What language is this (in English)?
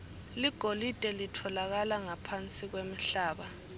Swati